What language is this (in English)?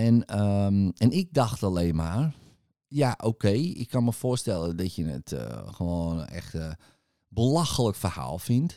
Dutch